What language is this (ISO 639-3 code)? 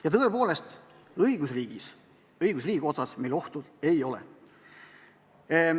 est